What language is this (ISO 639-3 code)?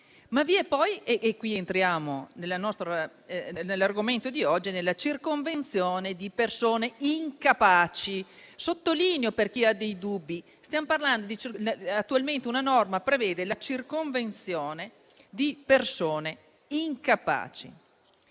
ita